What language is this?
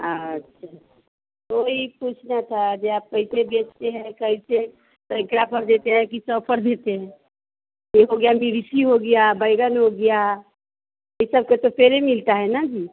Hindi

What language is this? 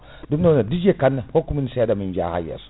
Fula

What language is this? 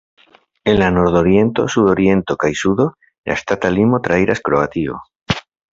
Esperanto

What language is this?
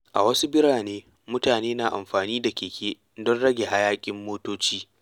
Hausa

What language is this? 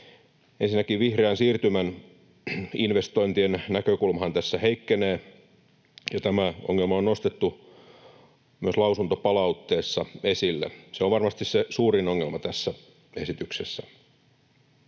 Finnish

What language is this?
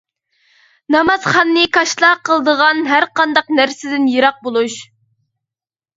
Uyghur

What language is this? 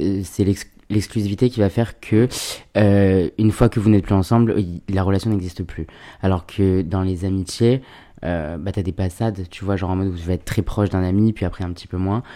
French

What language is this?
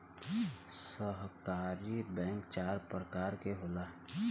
Bhojpuri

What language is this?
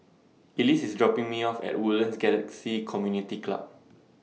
English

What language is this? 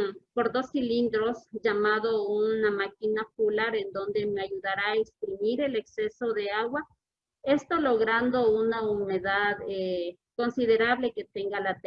Spanish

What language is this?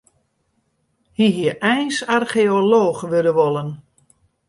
Western Frisian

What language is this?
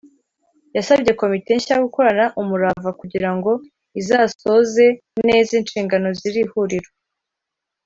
Kinyarwanda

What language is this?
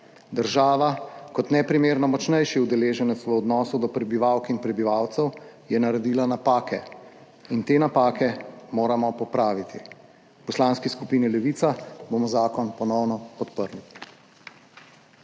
Slovenian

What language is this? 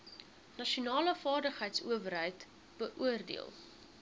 Afrikaans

